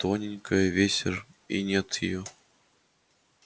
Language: Russian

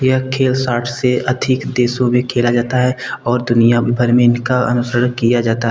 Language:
Hindi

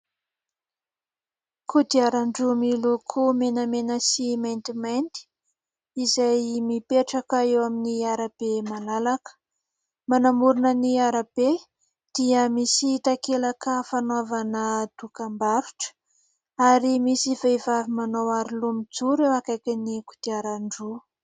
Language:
Malagasy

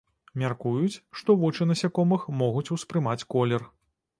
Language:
Belarusian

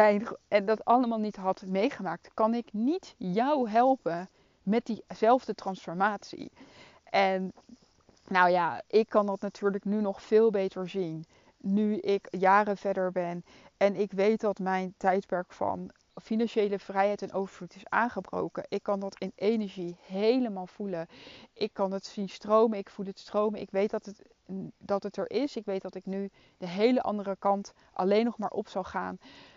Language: Dutch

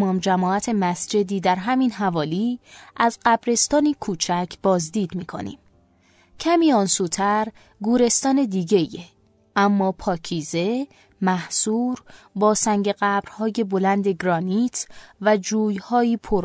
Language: Persian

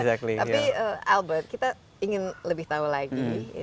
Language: Indonesian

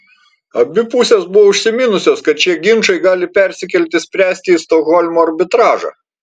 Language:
Lithuanian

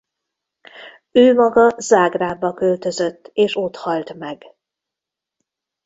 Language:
Hungarian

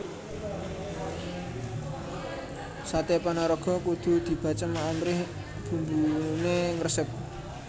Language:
Javanese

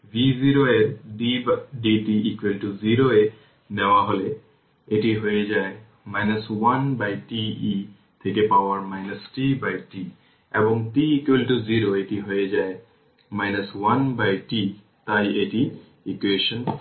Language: Bangla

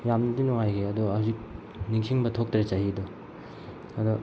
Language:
Manipuri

